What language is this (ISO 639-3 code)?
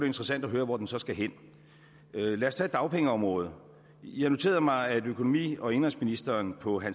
dan